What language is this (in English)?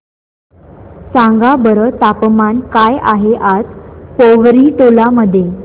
Marathi